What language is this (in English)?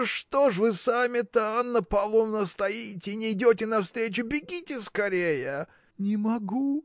Russian